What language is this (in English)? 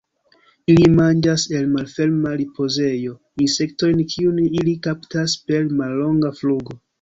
Esperanto